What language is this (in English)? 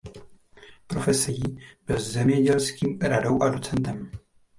Czech